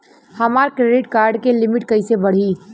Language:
Bhojpuri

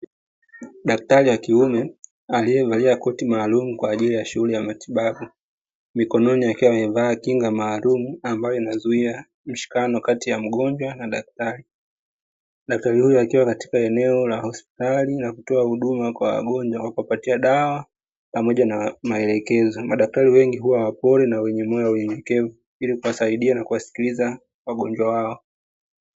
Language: Swahili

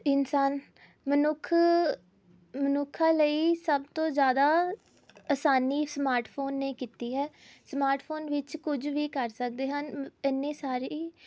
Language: Punjabi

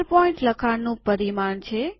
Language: Gujarati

